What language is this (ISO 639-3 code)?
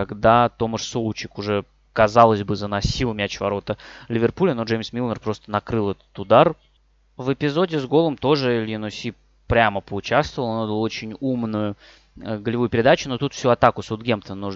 rus